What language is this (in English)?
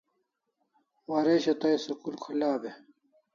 Kalasha